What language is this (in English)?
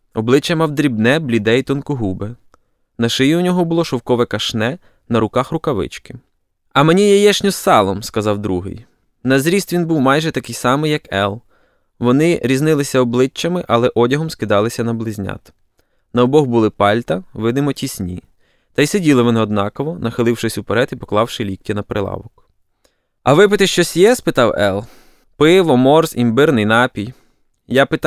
Ukrainian